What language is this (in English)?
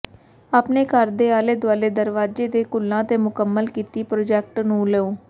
Punjabi